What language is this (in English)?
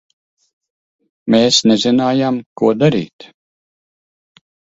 Latvian